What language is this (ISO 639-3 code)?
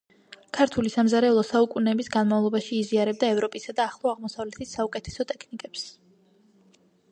kat